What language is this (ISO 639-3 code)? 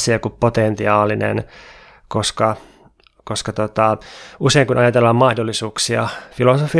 fin